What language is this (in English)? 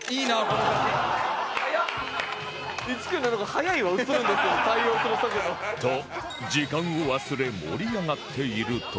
Japanese